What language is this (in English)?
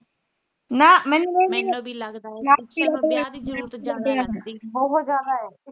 Punjabi